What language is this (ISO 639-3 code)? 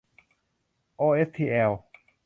tha